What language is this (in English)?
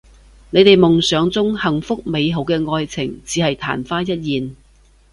Cantonese